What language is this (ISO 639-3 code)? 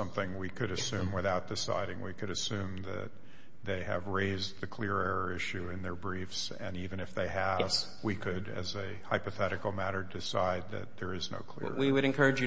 eng